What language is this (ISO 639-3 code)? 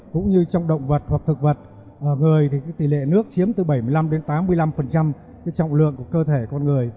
vie